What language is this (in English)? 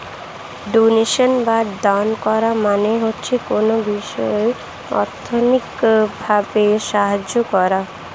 Bangla